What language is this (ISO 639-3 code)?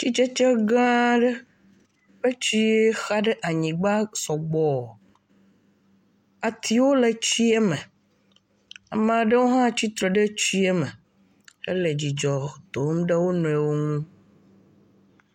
ewe